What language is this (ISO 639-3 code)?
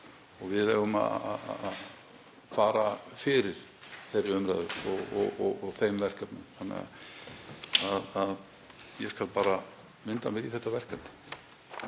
isl